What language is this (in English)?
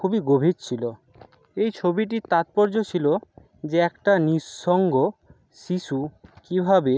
Bangla